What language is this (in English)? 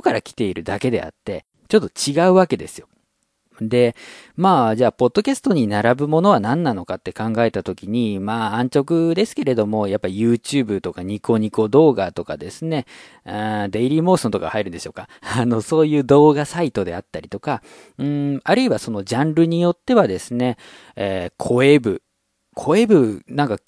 Japanese